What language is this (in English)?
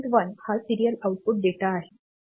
Marathi